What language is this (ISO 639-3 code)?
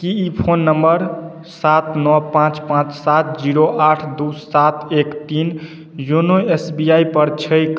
mai